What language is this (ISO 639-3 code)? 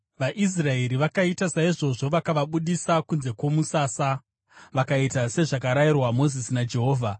sna